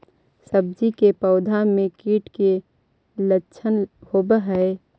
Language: Magahi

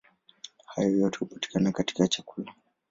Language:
Swahili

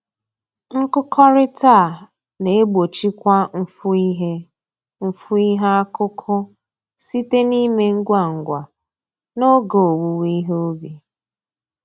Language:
Igbo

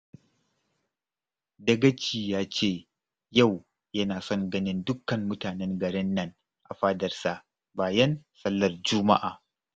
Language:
Hausa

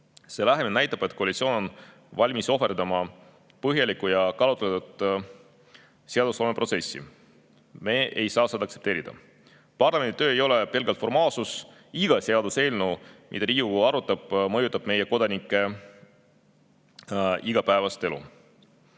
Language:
Estonian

